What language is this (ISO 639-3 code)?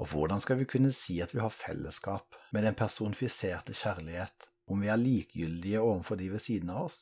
dan